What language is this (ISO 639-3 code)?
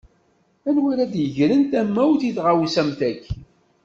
kab